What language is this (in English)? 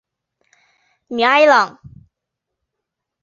Chinese